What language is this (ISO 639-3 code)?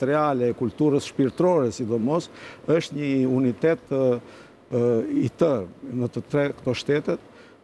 ron